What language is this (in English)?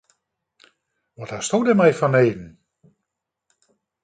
Western Frisian